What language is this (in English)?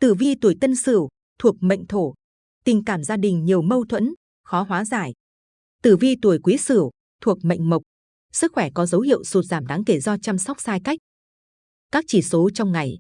Vietnamese